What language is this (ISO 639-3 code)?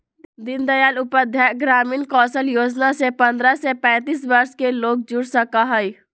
mag